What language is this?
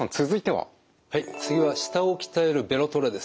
Japanese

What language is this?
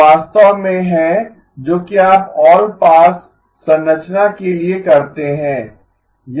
Hindi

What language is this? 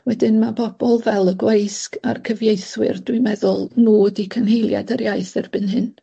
Welsh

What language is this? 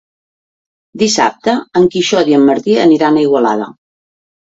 Catalan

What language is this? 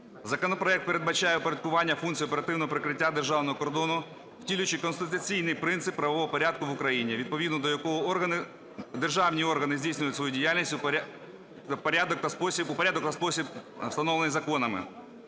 Ukrainian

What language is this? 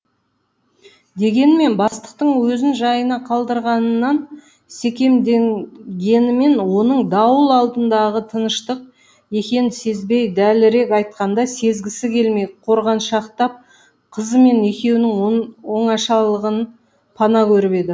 Kazakh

